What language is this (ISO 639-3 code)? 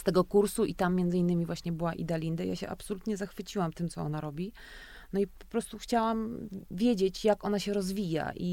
pol